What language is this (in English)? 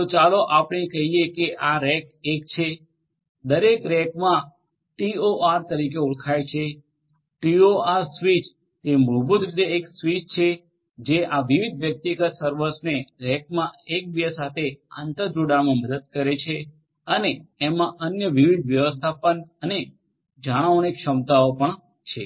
Gujarati